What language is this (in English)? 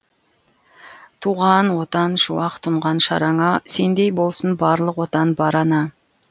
Kazakh